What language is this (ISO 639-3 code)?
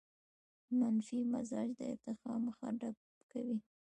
pus